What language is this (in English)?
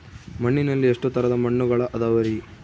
Kannada